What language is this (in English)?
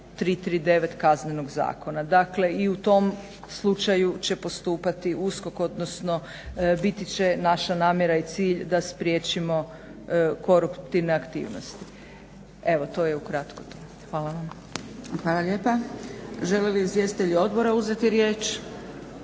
Croatian